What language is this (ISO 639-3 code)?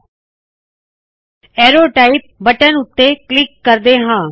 pan